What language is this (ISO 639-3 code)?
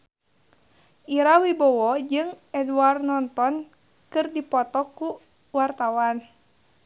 sun